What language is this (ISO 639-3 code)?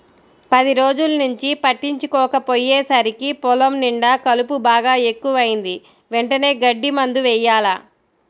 tel